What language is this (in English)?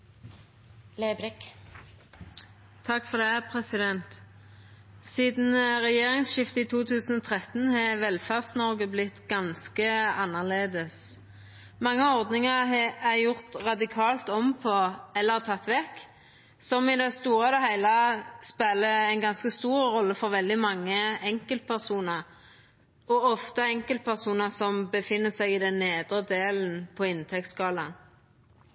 Norwegian